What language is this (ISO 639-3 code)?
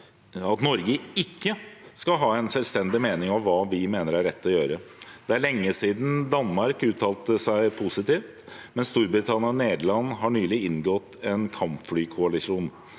nor